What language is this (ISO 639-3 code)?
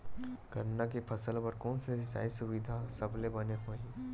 hne